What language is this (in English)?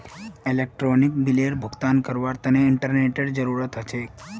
Magahi